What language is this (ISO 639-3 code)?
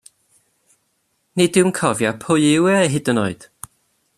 cym